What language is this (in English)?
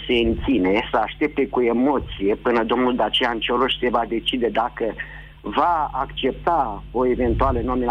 Romanian